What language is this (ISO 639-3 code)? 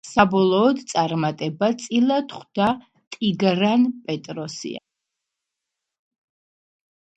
kat